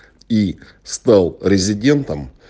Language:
Russian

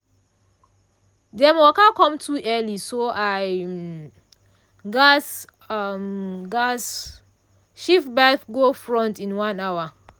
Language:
Nigerian Pidgin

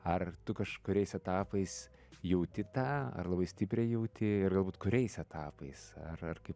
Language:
Lithuanian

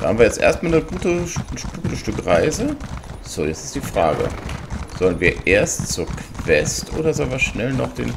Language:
German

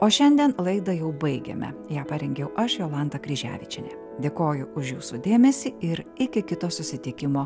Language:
Lithuanian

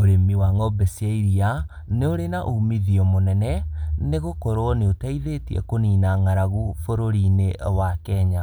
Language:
Kikuyu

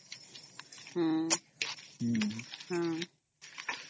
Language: Odia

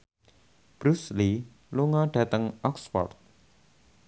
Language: Javanese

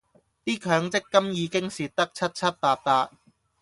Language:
Cantonese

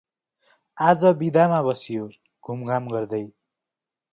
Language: Nepali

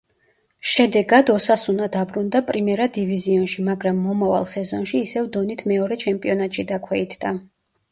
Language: Georgian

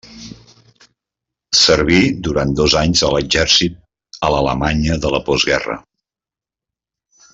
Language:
Catalan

